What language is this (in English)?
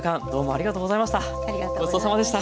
Japanese